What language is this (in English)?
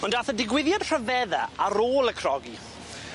Welsh